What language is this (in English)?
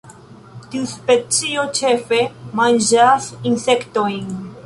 Esperanto